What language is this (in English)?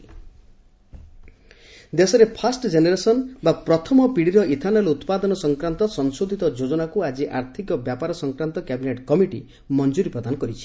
Odia